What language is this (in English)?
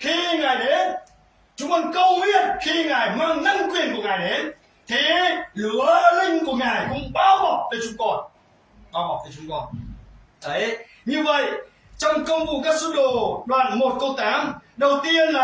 Vietnamese